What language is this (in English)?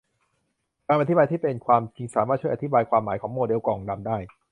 Thai